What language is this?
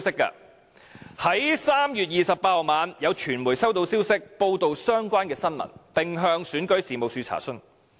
Cantonese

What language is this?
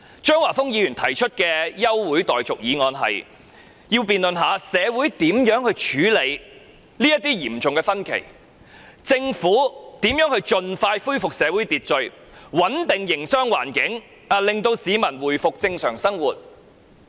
Cantonese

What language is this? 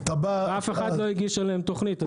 Hebrew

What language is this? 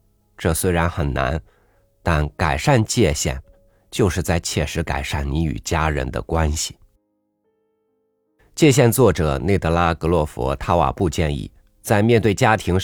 Chinese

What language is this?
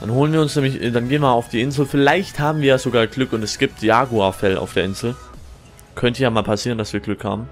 German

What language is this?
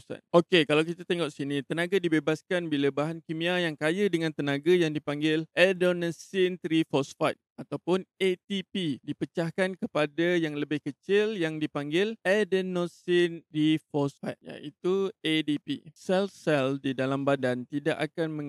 Malay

